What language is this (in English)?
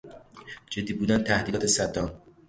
Persian